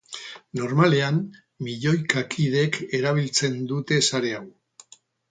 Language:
Basque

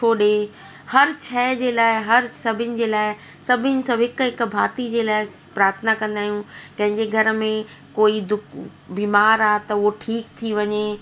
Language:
Sindhi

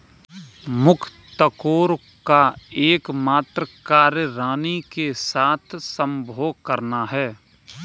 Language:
Hindi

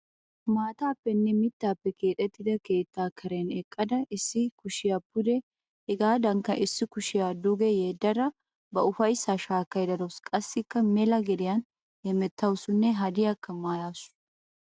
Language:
Wolaytta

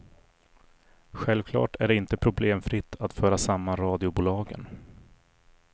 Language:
Swedish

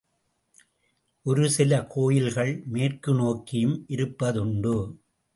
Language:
Tamil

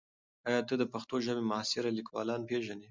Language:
Pashto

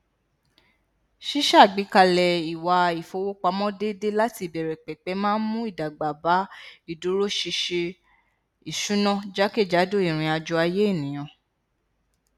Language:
Yoruba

